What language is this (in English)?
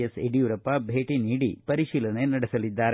Kannada